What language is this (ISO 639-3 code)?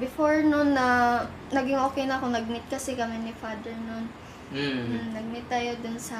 fil